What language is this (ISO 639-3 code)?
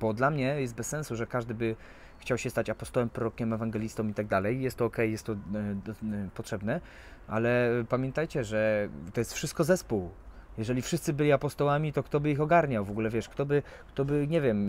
pol